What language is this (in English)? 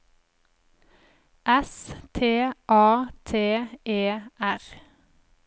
Norwegian